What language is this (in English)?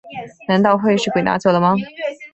Chinese